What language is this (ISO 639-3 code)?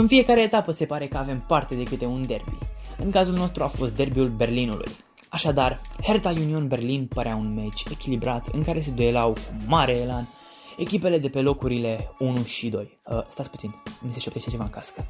ron